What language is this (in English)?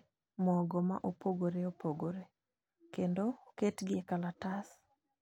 Luo (Kenya and Tanzania)